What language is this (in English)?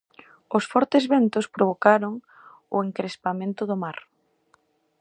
Galician